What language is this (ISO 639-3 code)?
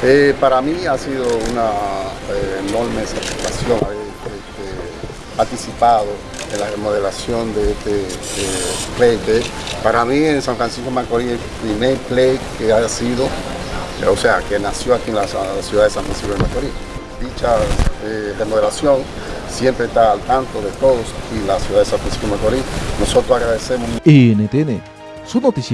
spa